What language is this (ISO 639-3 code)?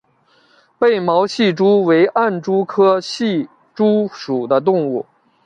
zho